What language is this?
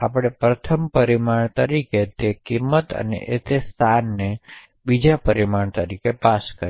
Gujarati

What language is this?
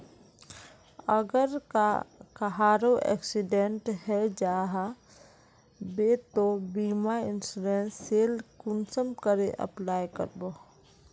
Magahi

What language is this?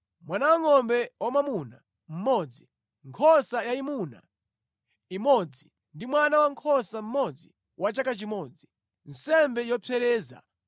Nyanja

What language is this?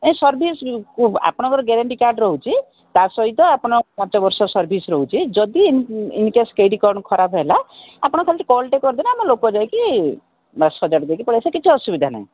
Odia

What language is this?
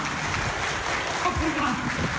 Thai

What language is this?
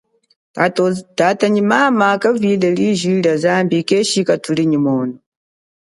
Chokwe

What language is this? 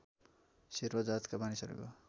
Nepali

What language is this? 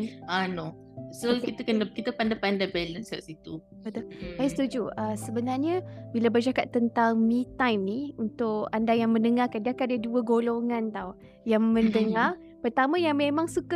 Malay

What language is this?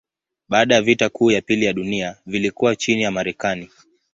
Swahili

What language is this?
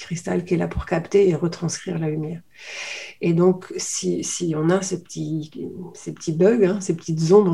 French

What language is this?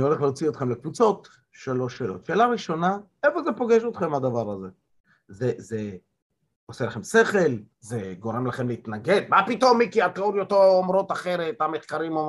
Hebrew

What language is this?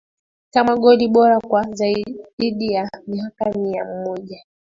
Swahili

